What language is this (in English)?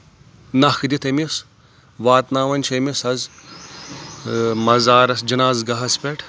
Kashmiri